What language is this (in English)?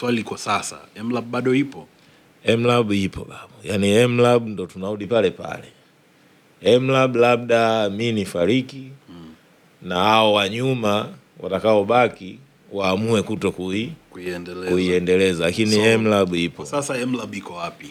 Swahili